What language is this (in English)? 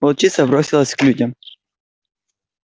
Russian